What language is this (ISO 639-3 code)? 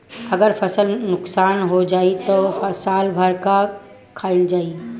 bho